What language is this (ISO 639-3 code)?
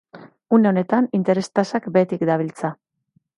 eus